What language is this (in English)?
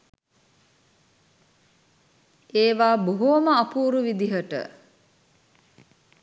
Sinhala